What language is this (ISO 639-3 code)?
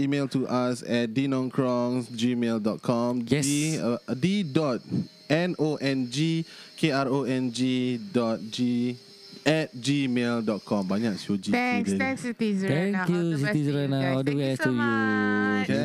msa